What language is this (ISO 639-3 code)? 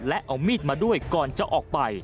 tha